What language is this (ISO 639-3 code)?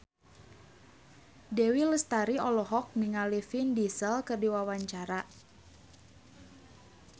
sun